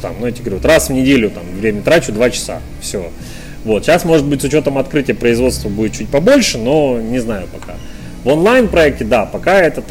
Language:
Russian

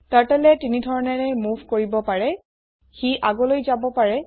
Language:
Assamese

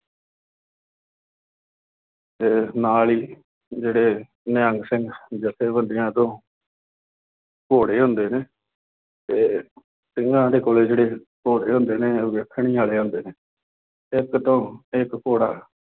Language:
Punjabi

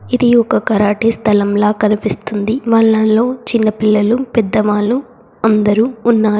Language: Telugu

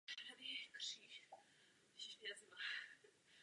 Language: Czech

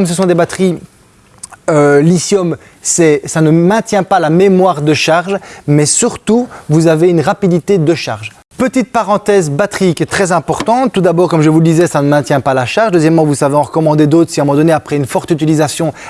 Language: French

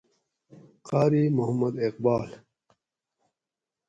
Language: Gawri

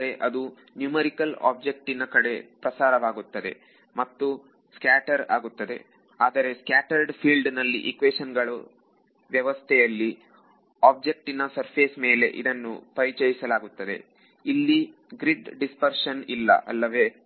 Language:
Kannada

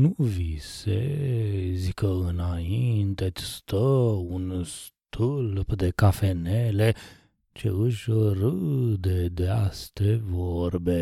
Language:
Romanian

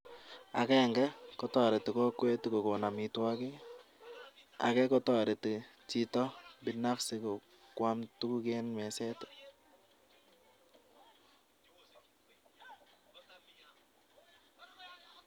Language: Kalenjin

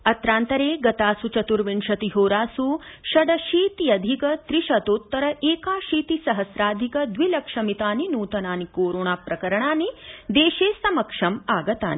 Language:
Sanskrit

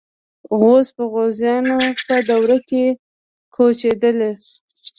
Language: Pashto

